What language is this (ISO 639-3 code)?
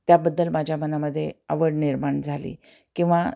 mar